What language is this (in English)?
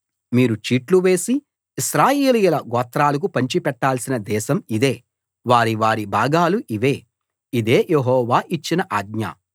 Telugu